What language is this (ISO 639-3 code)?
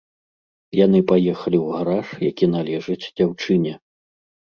bel